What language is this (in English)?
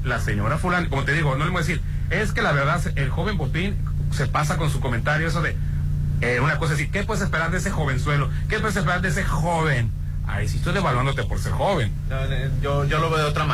Spanish